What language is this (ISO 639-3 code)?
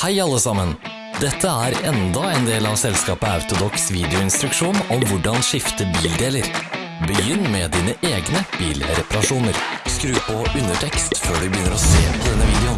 nor